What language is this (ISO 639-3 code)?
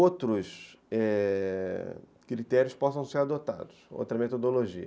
por